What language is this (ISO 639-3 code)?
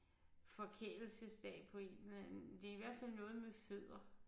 dan